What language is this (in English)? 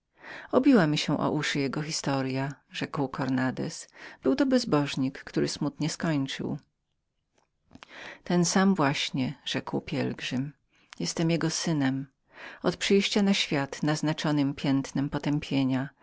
Polish